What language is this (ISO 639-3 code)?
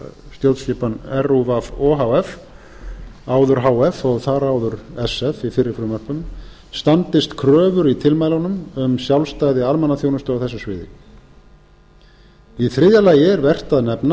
isl